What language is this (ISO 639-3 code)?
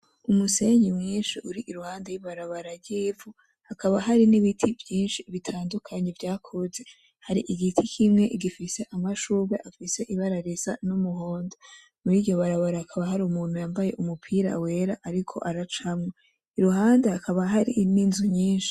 run